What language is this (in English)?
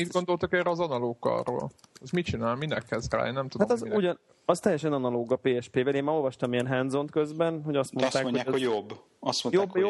Hungarian